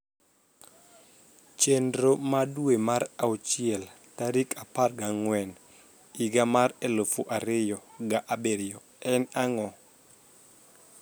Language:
Luo (Kenya and Tanzania)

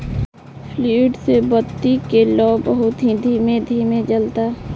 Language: Bhojpuri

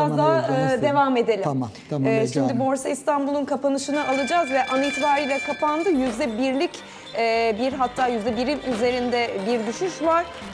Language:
Turkish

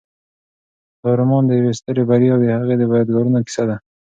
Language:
Pashto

